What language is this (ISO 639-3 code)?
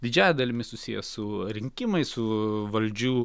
lit